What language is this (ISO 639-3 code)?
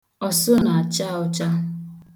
ibo